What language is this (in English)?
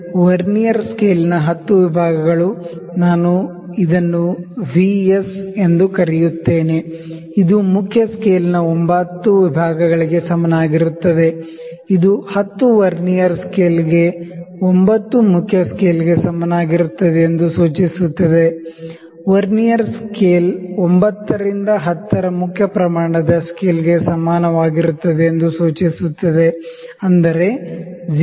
Kannada